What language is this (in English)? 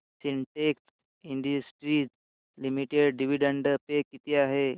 Marathi